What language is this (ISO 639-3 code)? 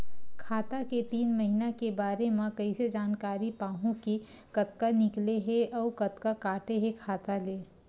hne